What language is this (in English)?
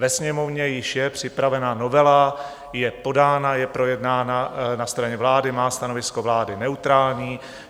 Czech